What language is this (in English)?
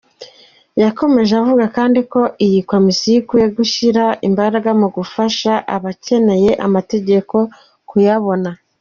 Kinyarwanda